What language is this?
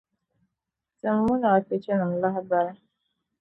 Dagbani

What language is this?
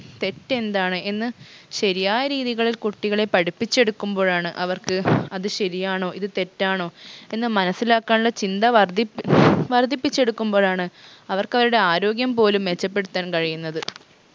Malayalam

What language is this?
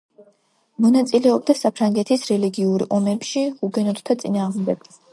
Georgian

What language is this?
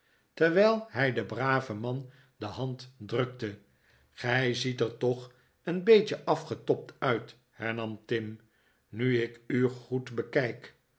Dutch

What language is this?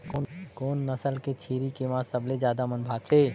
Chhattisgarhi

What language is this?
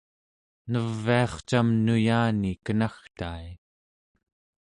Central Yupik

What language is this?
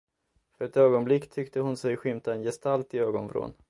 Swedish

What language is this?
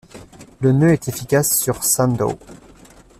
French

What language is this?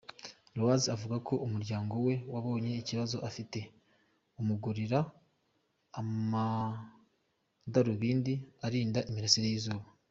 Kinyarwanda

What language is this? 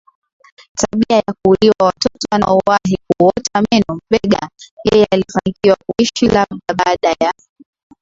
Swahili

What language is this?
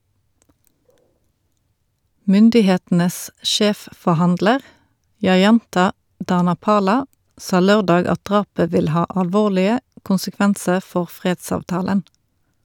Norwegian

